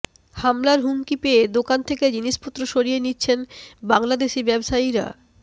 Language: Bangla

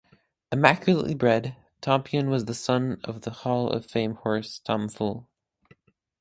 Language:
English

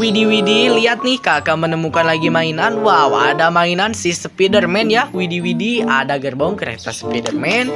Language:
Indonesian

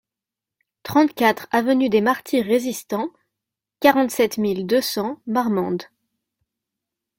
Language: French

